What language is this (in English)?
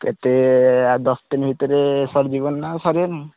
Odia